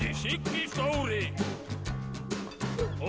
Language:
Icelandic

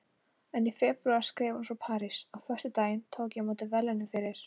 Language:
Icelandic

